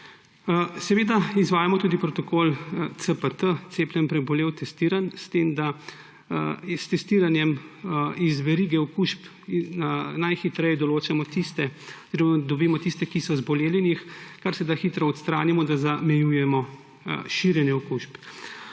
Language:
Slovenian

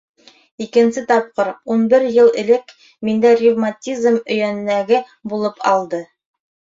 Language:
Bashkir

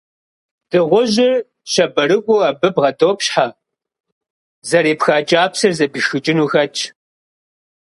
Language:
Kabardian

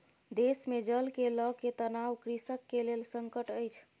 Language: Maithili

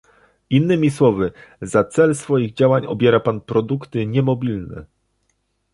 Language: Polish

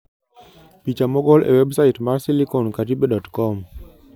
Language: Luo (Kenya and Tanzania)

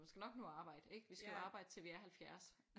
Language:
Danish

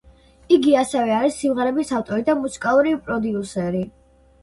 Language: Georgian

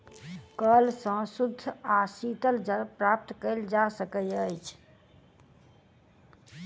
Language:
Maithili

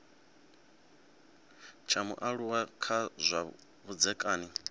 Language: Venda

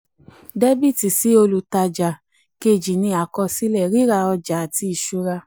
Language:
Yoruba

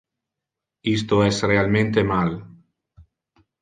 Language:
Interlingua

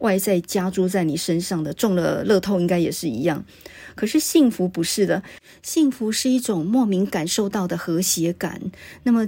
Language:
Chinese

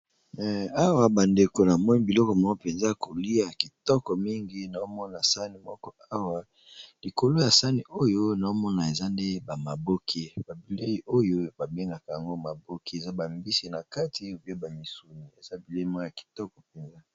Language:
Lingala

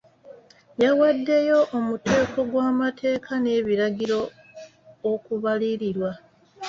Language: Ganda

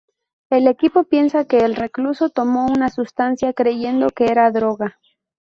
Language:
Spanish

